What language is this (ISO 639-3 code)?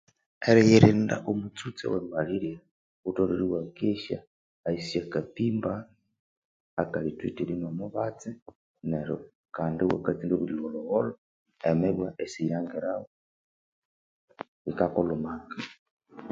koo